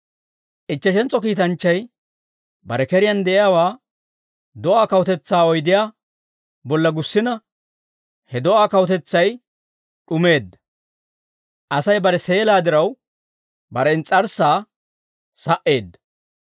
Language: Dawro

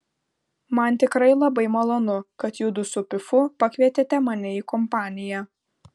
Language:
Lithuanian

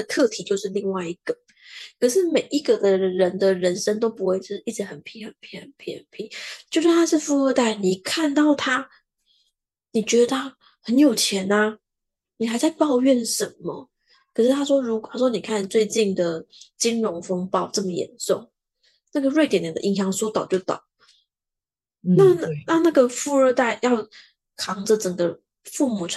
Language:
Chinese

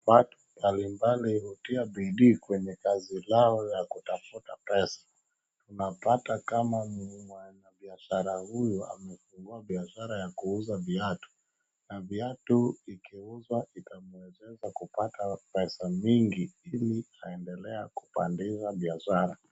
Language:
Swahili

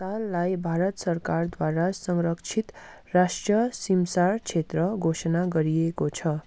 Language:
Nepali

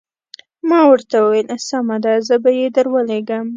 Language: Pashto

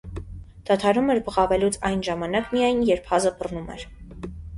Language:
Armenian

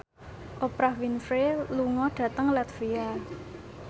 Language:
Javanese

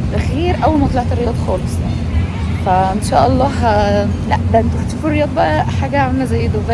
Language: Arabic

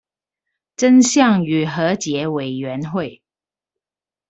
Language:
Chinese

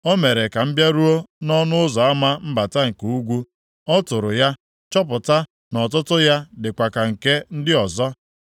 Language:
Igbo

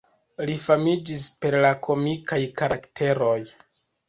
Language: Esperanto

